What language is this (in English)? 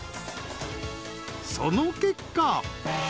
Japanese